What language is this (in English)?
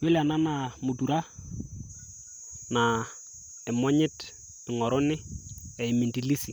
Masai